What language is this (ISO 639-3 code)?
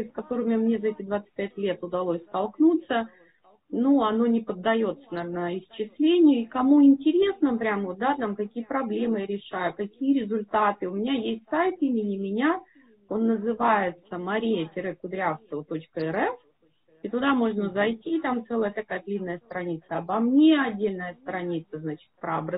rus